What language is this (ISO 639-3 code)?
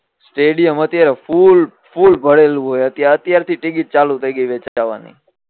guj